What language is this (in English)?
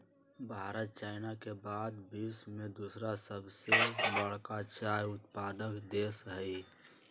Magahi